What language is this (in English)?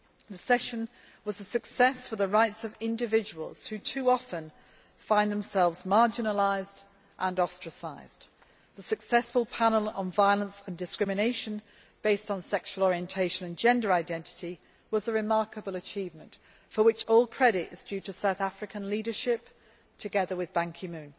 English